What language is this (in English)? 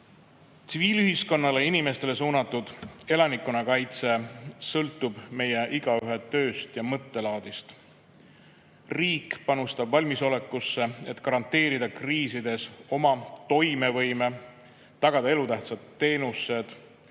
Estonian